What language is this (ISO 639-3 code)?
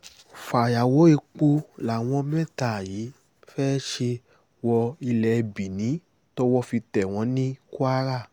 yor